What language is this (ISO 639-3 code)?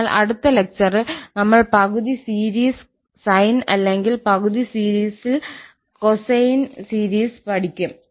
mal